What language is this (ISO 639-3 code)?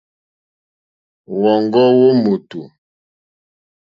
bri